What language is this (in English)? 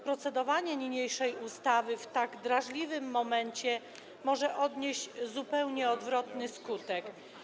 Polish